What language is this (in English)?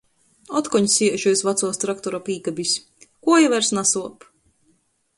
Latgalian